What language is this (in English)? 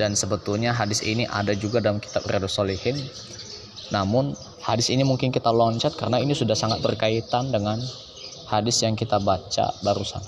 Indonesian